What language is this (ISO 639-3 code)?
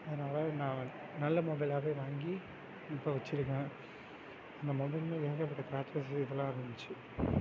tam